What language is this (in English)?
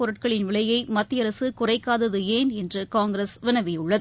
Tamil